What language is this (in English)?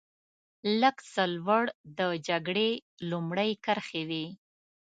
Pashto